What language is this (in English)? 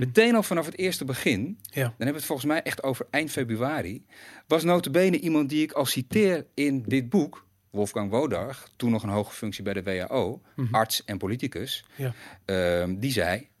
Dutch